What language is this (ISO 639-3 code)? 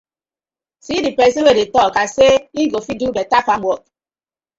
pcm